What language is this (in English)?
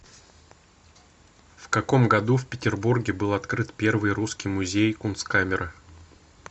Russian